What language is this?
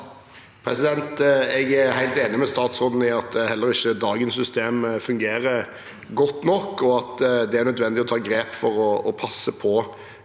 Norwegian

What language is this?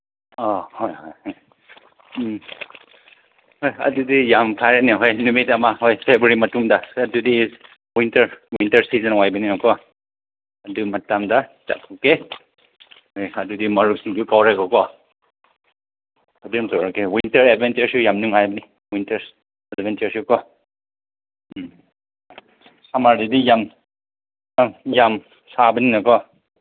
Manipuri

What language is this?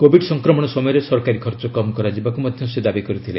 Odia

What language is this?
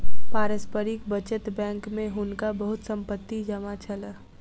Maithili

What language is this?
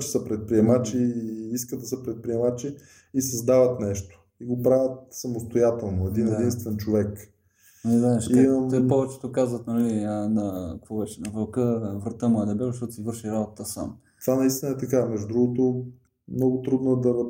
Bulgarian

